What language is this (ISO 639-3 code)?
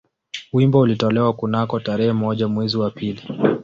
swa